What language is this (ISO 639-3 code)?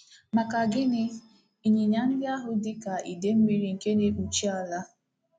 ibo